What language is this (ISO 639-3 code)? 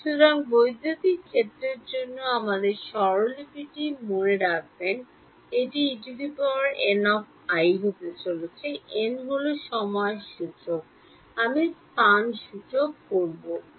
ben